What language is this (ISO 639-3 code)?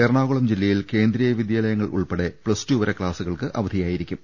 mal